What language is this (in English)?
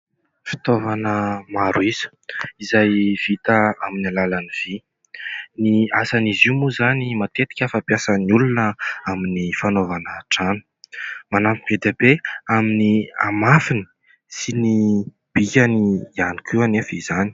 Malagasy